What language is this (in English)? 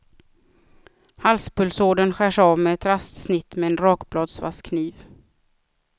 Swedish